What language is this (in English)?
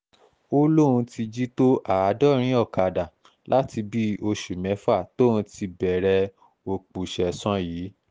Yoruba